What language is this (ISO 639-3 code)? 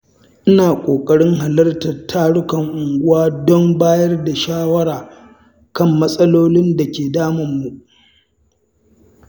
hau